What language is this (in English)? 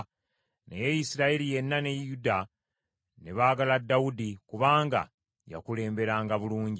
Ganda